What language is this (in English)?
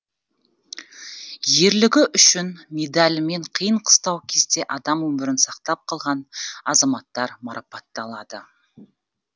Kazakh